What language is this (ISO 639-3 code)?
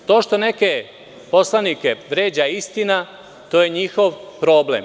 srp